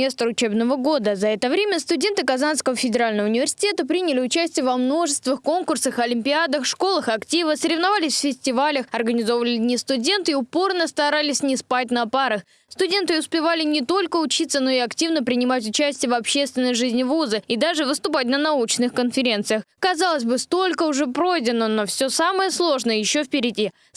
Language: Russian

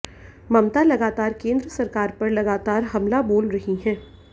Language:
Hindi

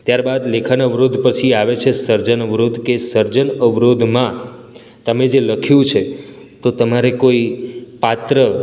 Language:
Gujarati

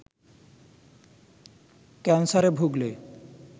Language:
Bangla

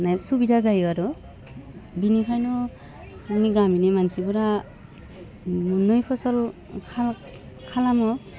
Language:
Bodo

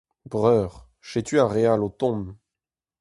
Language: Breton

